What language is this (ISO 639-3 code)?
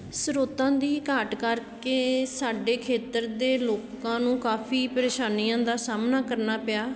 pan